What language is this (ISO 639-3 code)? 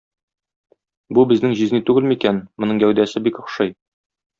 tat